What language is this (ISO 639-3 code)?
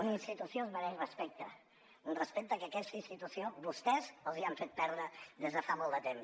cat